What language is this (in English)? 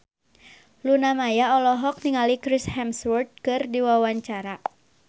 Sundanese